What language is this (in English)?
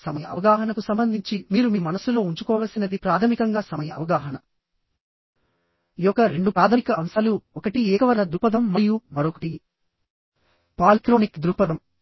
Telugu